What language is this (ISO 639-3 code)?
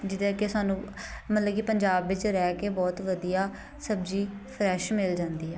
pan